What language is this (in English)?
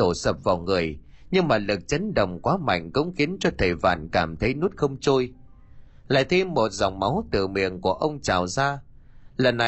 Vietnamese